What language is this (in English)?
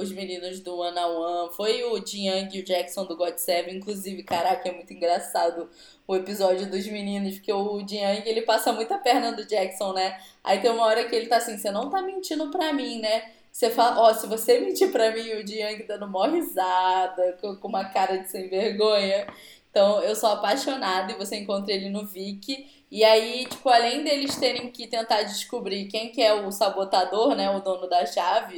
Portuguese